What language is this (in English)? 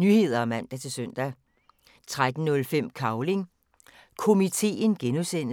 Danish